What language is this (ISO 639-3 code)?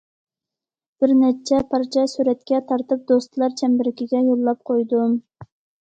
uig